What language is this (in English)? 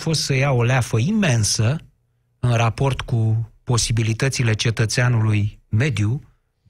Romanian